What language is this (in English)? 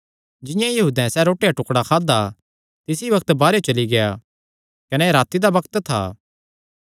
Kangri